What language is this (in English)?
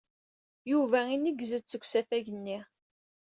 Kabyle